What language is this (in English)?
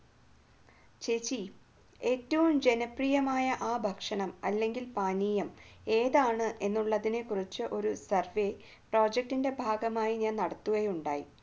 Malayalam